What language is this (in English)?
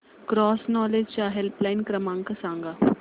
Marathi